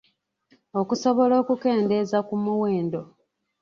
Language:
Ganda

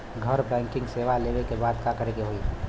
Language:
Bhojpuri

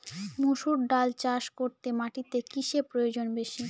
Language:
Bangla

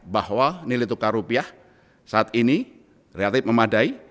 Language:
Indonesian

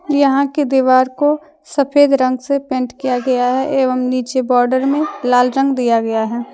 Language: Hindi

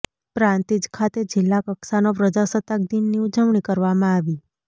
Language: Gujarati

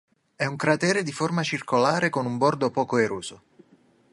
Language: Italian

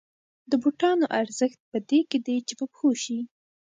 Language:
Pashto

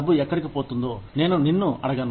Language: Telugu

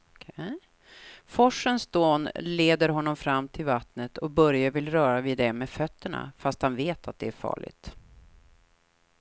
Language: Swedish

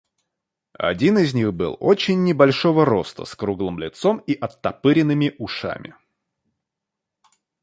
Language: Russian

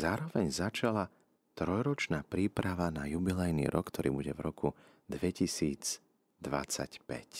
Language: Slovak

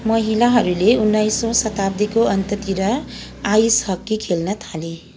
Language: Nepali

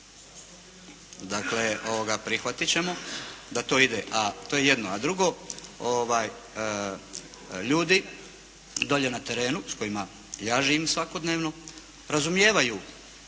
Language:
Croatian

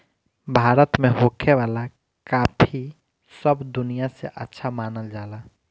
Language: Bhojpuri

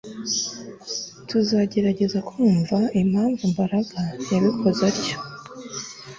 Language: Kinyarwanda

